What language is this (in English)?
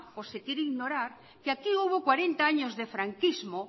Spanish